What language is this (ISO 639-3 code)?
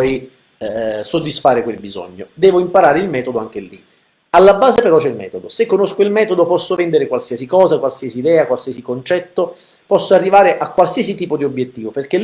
ita